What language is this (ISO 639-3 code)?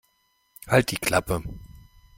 deu